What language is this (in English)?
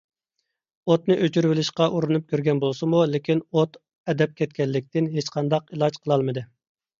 Uyghur